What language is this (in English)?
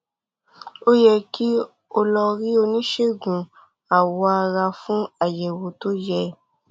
Yoruba